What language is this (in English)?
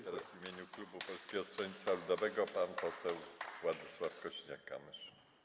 Polish